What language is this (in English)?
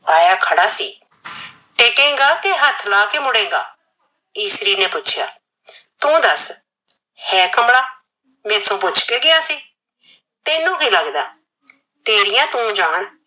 Punjabi